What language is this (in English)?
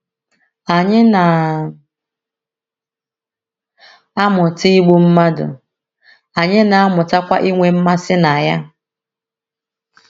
Igbo